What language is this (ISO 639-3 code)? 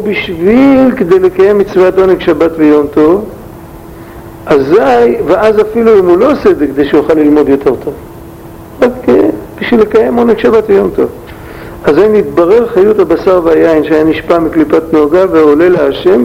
heb